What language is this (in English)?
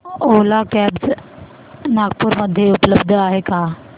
Marathi